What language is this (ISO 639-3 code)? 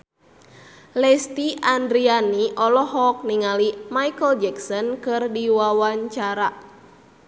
sun